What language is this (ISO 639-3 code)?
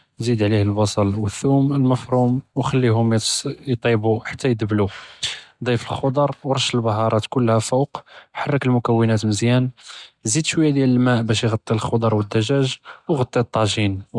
jrb